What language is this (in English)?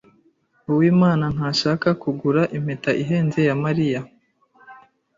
Kinyarwanda